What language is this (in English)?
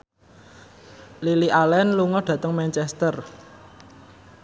Javanese